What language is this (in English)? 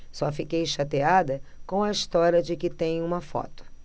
Portuguese